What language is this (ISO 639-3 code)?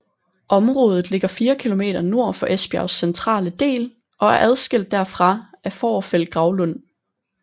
dan